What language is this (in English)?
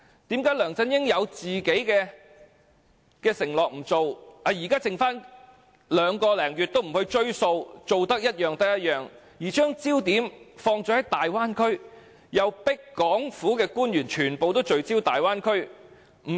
Cantonese